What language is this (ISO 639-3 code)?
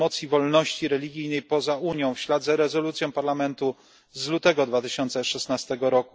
pol